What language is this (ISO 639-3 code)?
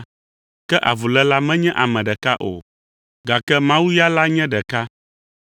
ewe